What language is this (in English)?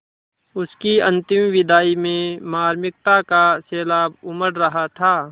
Hindi